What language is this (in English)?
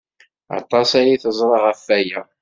Kabyle